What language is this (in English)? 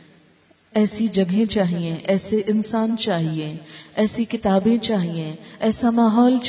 Urdu